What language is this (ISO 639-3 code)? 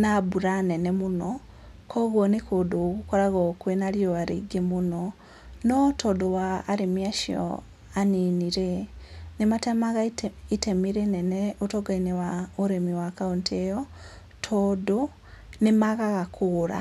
kik